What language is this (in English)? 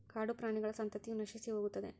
Kannada